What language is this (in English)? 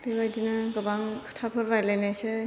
Bodo